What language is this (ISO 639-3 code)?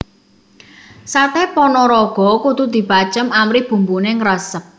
jav